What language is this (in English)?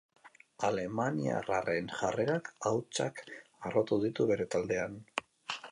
Basque